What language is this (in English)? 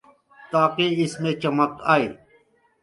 Urdu